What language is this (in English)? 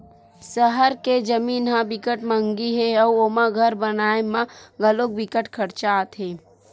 Chhattisgarhi